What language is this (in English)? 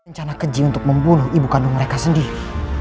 Indonesian